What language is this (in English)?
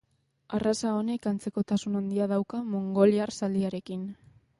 Basque